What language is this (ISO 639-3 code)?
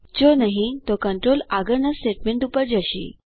guj